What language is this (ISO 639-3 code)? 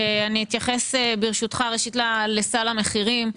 heb